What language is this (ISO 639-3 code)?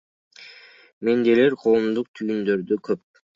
kir